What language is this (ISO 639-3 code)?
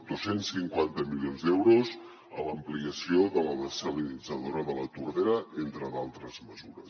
cat